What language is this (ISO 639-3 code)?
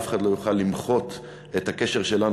heb